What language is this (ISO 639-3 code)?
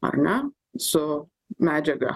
lit